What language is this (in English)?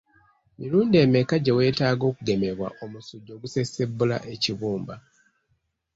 Ganda